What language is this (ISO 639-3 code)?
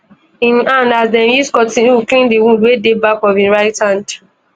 pcm